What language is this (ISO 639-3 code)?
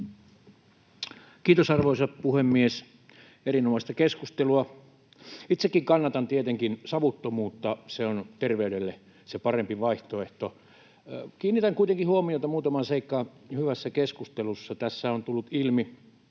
fin